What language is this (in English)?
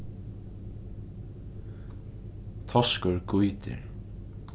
Faroese